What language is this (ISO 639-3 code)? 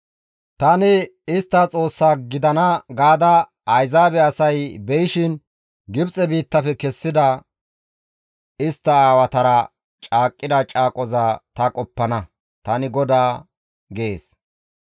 gmv